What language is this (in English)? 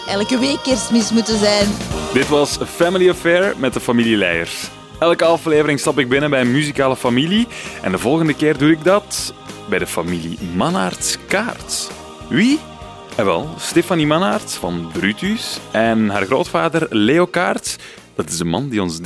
Dutch